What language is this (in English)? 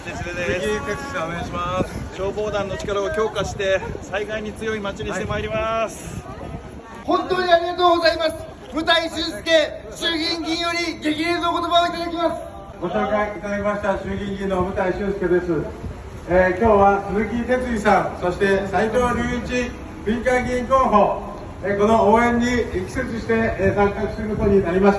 Japanese